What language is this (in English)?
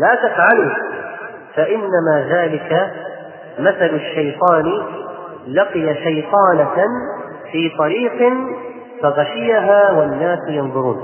Arabic